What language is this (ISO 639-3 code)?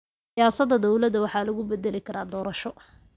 som